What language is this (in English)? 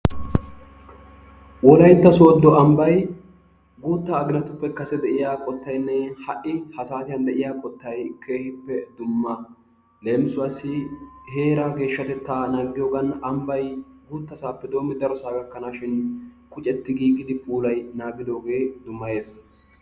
Wolaytta